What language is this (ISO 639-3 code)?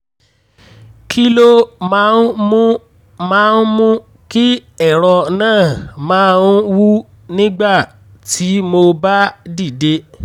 yor